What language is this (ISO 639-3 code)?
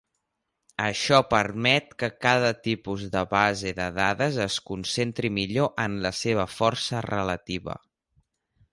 cat